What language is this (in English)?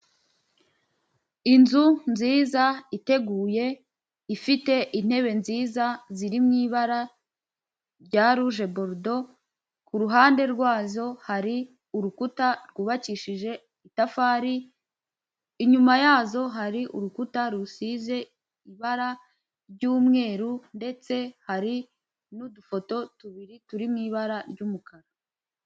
Kinyarwanda